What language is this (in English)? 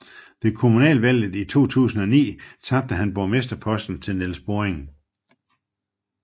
Danish